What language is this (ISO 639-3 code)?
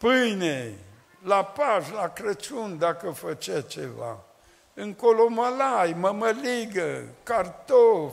ron